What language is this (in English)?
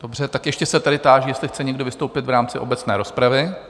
Czech